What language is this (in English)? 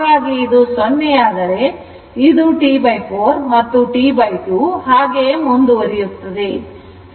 Kannada